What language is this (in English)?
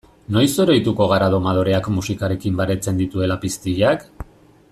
Basque